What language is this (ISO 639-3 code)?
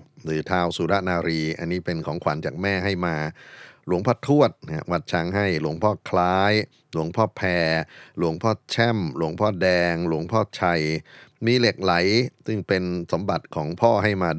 tha